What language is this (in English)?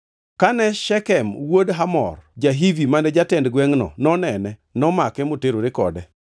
Luo (Kenya and Tanzania)